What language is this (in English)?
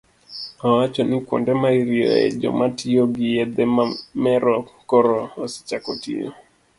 Luo (Kenya and Tanzania)